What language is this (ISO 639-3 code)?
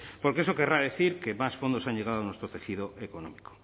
spa